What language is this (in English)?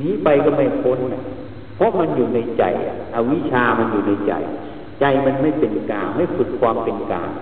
Thai